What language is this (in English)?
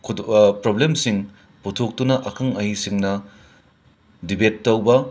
Manipuri